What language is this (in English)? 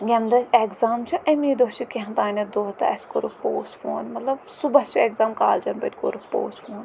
Kashmiri